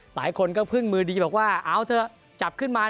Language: Thai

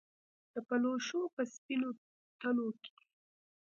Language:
Pashto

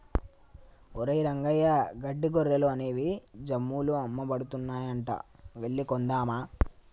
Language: Telugu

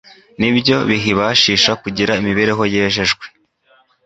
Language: Kinyarwanda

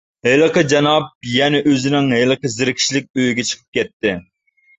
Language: Uyghur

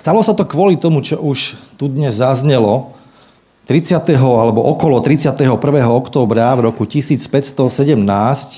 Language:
Slovak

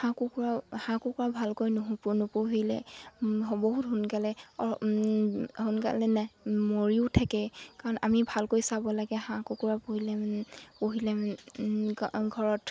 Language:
Assamese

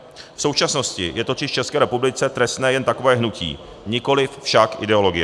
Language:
Czech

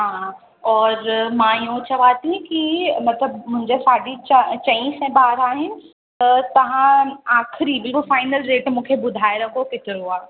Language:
Sindhi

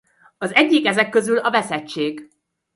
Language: Hungarian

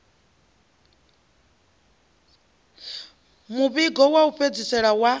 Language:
Venda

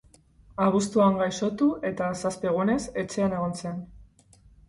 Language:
Basque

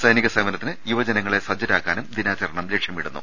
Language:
Malayalam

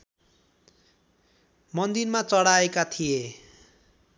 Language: Nepali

